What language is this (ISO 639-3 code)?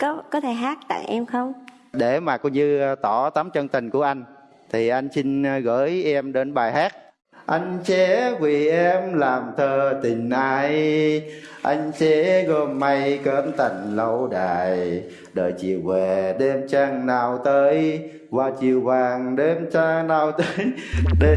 vie